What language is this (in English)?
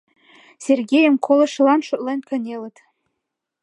Mari